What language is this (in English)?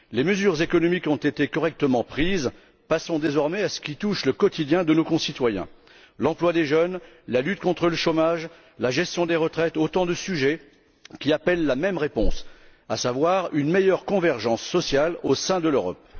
French